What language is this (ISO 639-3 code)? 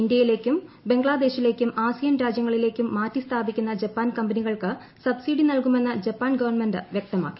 mal